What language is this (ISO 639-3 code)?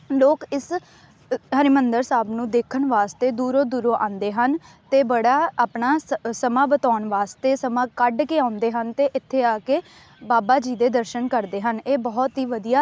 pan